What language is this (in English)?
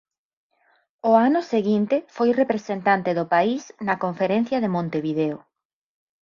Galician